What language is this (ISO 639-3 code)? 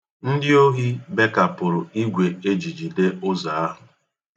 ibo